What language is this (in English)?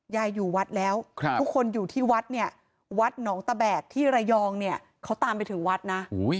Thai